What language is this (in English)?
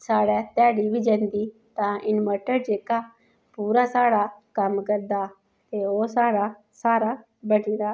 Dogri